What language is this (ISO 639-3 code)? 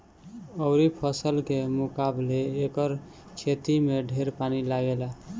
bho